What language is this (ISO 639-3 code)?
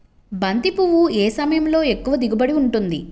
tel